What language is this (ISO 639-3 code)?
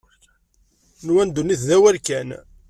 kab